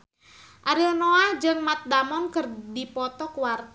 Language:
Sundanese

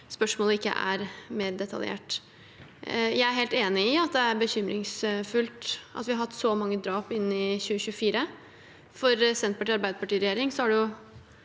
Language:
Norwegian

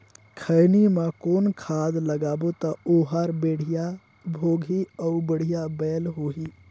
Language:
Chhattisgarhi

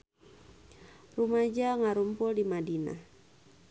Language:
Sundanese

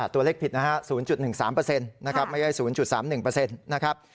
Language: Thai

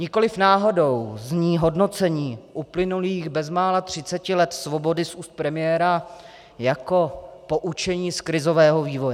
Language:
Czech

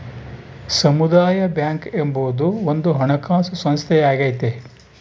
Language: Kannada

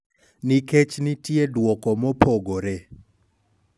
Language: Luo (Kenya and Tanzania)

